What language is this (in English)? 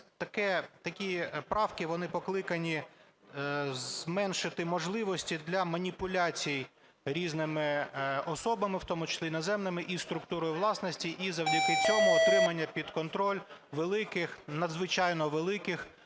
Ukrainian